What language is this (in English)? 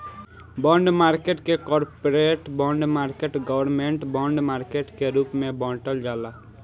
Bhojpuri